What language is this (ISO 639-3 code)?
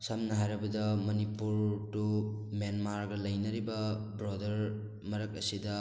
mni